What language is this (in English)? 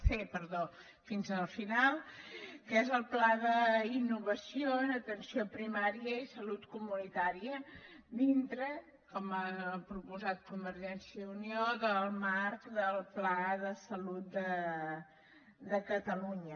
Catalan